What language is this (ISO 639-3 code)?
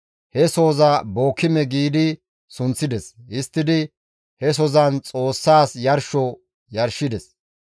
gmv